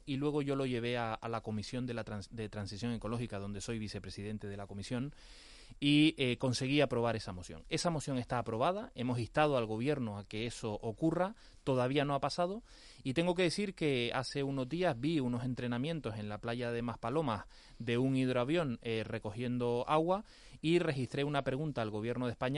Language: Spanish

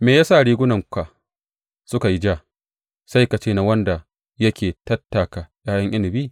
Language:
Hausa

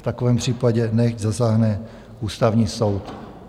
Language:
Czech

